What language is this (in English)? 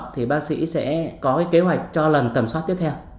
Vietnamese